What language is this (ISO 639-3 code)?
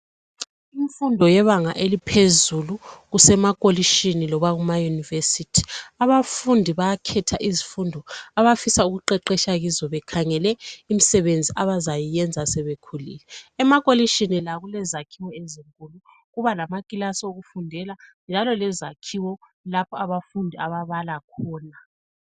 nde